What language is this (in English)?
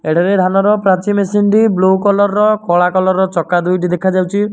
Odia